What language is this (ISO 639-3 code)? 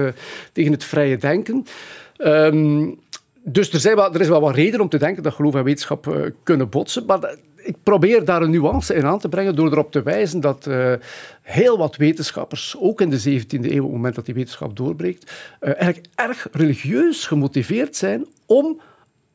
nld